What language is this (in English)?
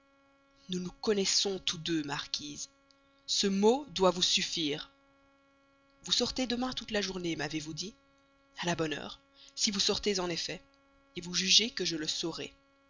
French